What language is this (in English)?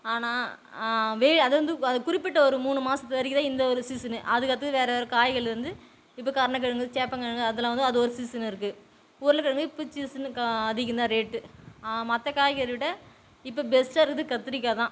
Tamil